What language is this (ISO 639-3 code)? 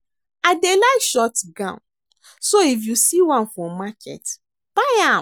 pcm